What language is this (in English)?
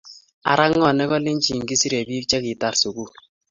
Kalenjin